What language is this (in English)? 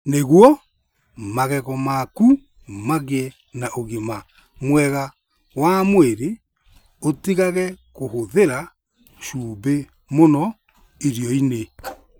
Kikuyu